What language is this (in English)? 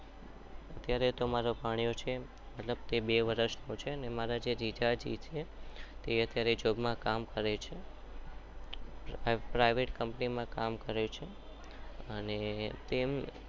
Gujarati